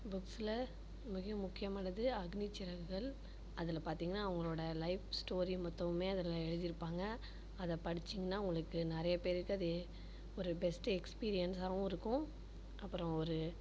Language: Tamil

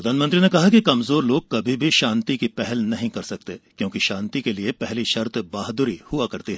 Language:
Hindi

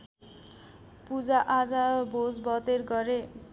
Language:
Nepali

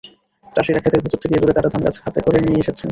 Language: Bangla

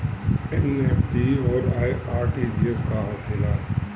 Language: Bhojpuri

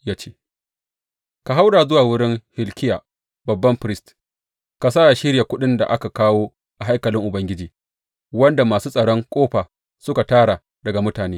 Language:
Hausa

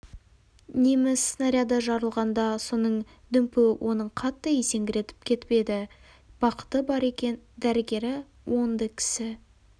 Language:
Kazakh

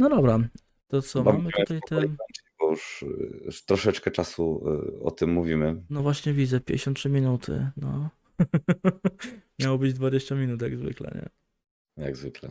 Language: Polish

